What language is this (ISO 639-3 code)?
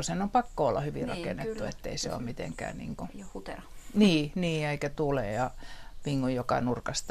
fin